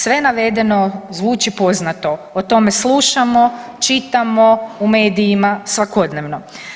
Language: Croatian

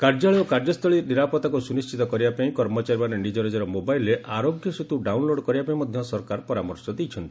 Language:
Odia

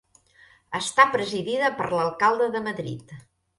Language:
Catalan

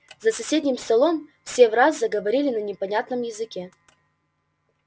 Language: Russian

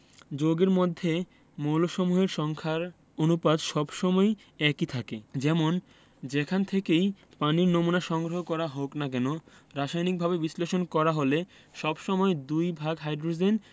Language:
Bangla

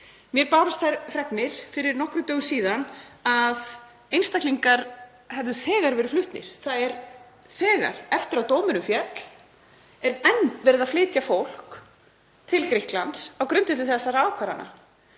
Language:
Icelandic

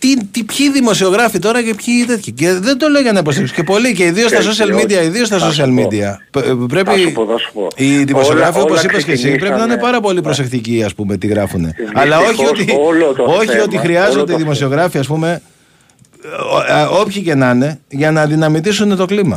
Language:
Greek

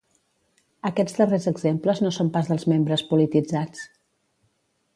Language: Catalan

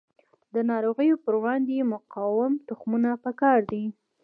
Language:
Pashto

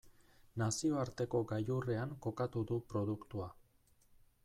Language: Basque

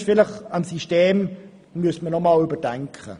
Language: Swiss German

